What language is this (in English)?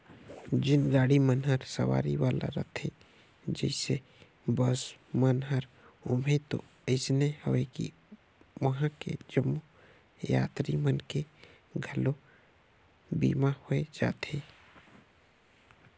Chhattisgarhi